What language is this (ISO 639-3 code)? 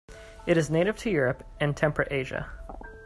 eng